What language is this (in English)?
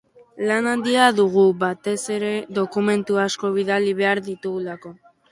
Basque